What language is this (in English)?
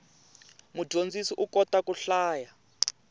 Tsonga